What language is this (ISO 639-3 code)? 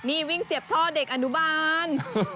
tha